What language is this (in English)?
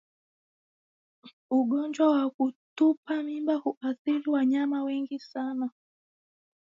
Swahili